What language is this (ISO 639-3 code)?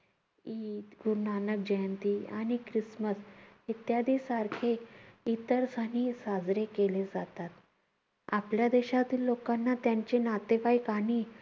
mar